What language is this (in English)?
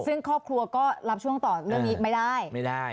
Thai